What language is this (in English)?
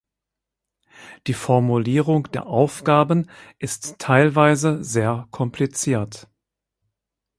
German